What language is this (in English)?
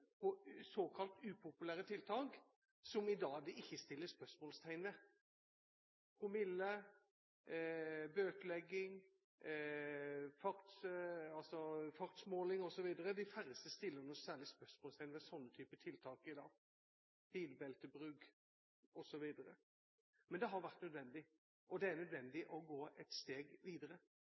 Norwegian Bokmål